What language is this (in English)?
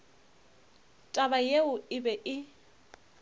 Northern Sotho